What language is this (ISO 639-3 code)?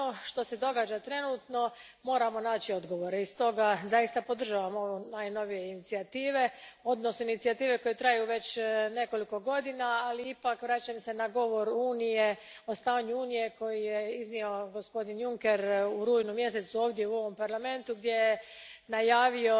hrv